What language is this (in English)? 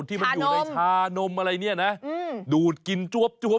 Thai